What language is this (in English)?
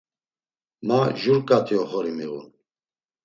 Laz